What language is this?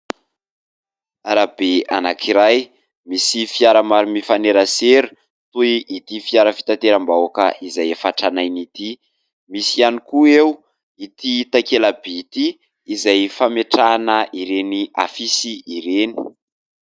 Malagasy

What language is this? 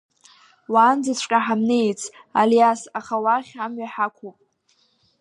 Abkhazian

